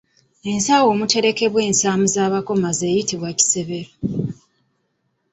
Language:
Ganda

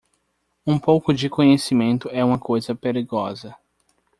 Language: Portuguese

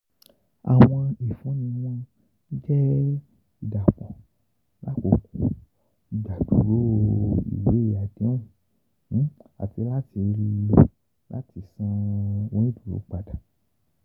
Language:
Yoruba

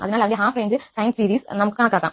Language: Malayalam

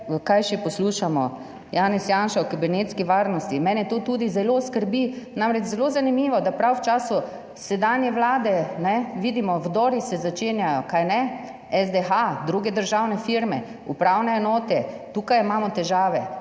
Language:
Slovenian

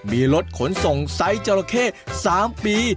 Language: Thai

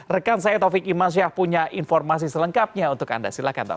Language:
Indonesian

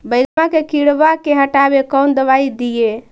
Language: Magahi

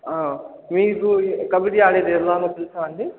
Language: Telugu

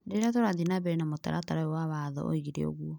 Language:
Kikuyu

